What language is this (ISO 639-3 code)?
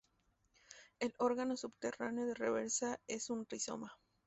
spa